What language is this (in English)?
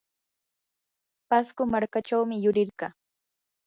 Yanahuanca Pasco Quechua